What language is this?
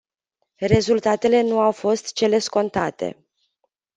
Romanian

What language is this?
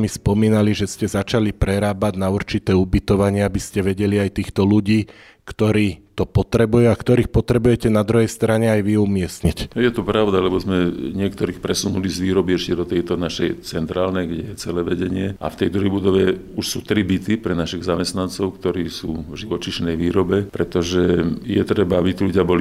Slovak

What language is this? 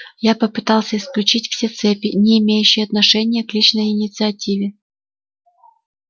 Russian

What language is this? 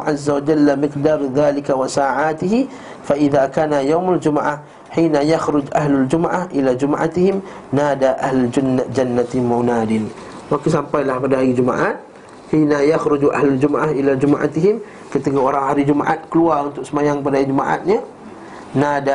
Malay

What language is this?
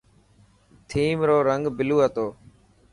Dhatki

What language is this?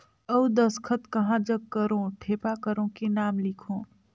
Chhattisgarhi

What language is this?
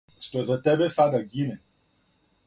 Serbian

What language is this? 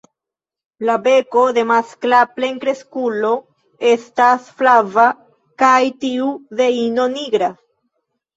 Esperanto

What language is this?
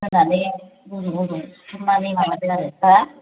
Bodo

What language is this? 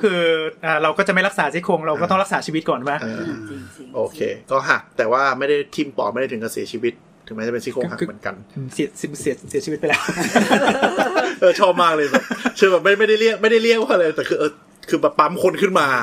Thai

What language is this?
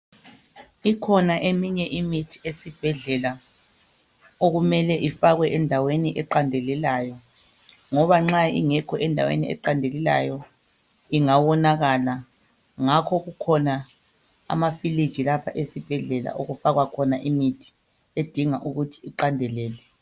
North Ndebele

